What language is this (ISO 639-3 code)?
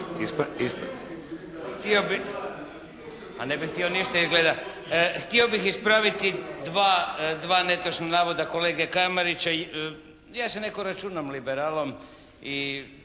hrv